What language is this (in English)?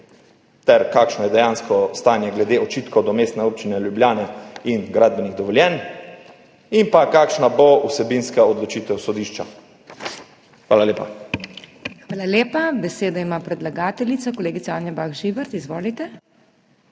Slovenian